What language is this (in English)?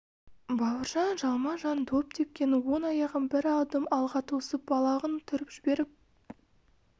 Kazakh